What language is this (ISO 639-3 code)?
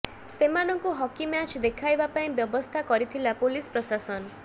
ori